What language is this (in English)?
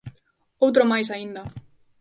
Galician